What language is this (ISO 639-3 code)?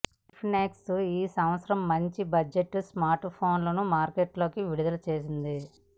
tel